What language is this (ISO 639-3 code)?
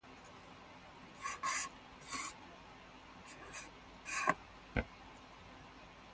mbo